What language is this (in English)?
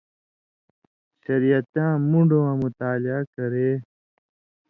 Indus Kohistani